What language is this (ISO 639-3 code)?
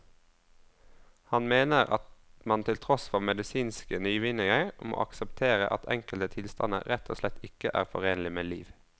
nor